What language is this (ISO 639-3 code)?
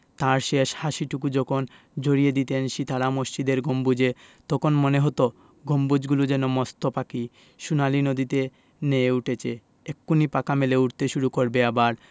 ben